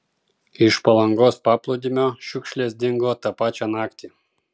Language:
Lithuanian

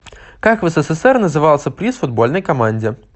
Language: Russian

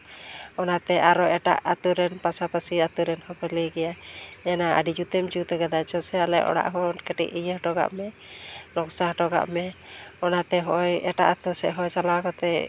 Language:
Santali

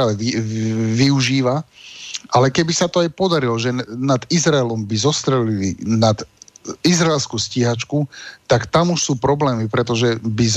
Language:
Slovak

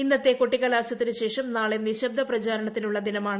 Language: Malayalam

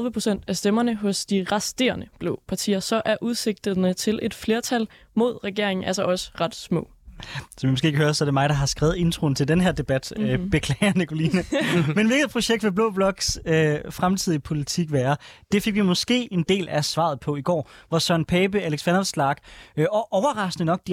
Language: Danish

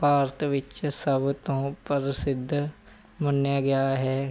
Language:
Punjabi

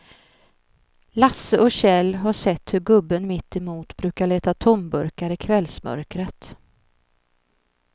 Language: Swedish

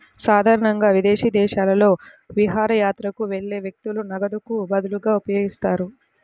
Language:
Telugu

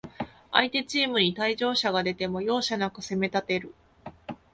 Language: Japanese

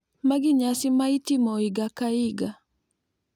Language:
Luo (Kenya and Tanzania)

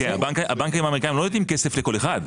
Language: Hebrew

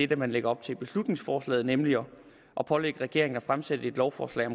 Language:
Danish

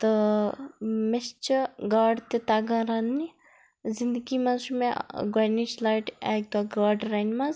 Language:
Kashmiri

